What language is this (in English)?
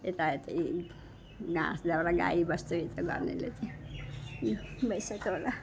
Nepali